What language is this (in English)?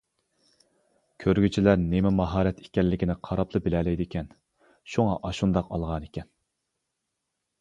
Uyghur